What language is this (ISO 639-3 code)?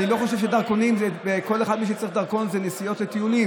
heb